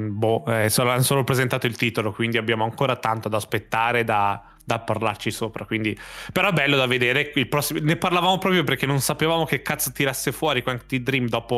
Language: Italian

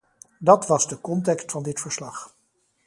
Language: Dutch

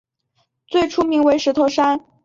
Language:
Chinese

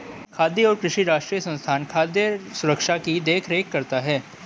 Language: Hindi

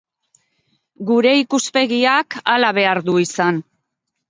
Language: Basque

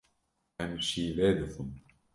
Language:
Kurdish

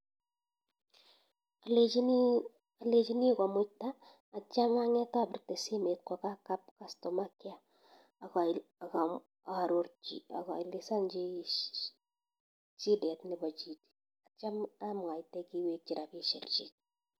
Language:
Kalenjin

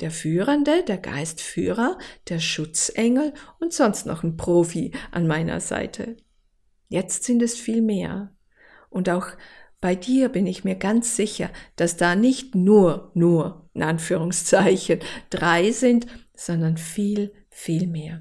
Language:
German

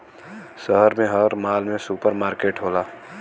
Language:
Bhojpuri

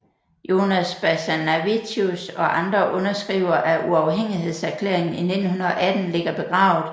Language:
Danish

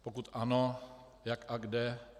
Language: Czech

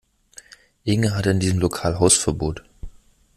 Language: German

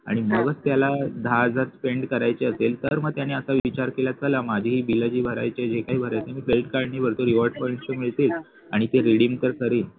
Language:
Marathi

